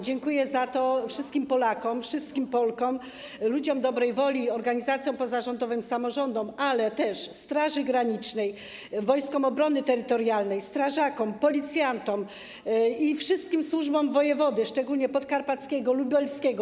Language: Polish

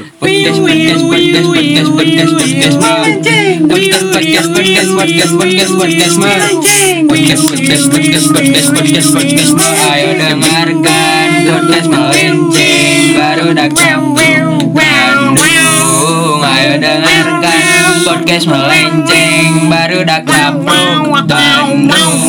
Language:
Indonesian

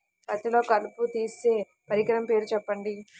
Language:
Telugu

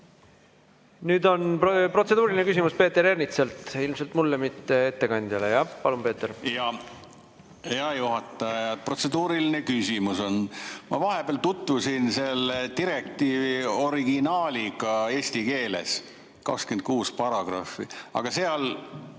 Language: Estonian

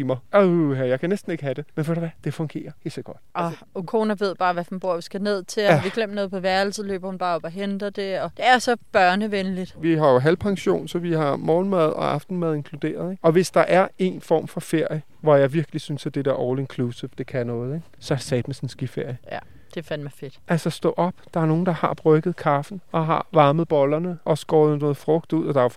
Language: Danish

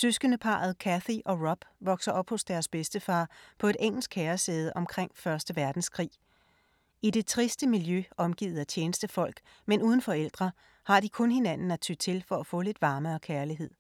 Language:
Danish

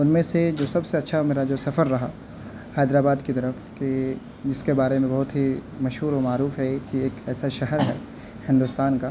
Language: Urdu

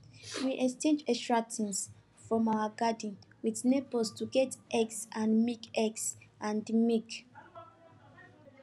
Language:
Nigerian Pidgin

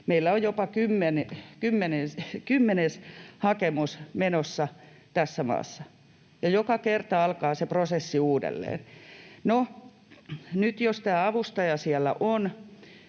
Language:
Finnish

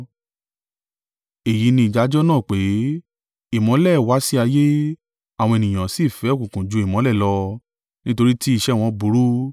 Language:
Yoruba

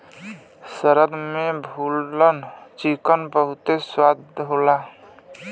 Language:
Bhojpuri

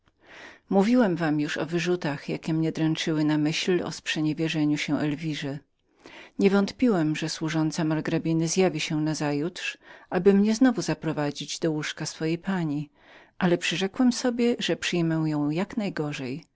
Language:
Polish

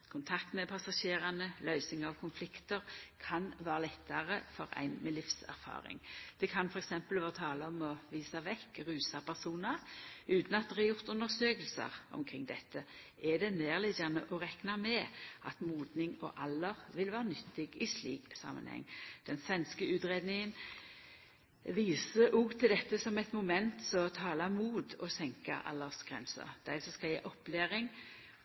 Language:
Norwegian Nynorsk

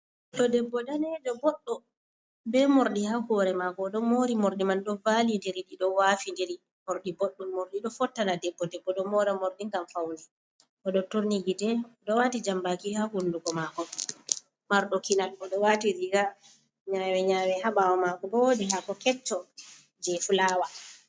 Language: Fula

